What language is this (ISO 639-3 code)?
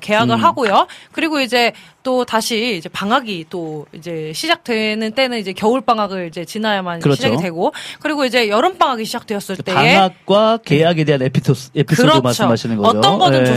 kor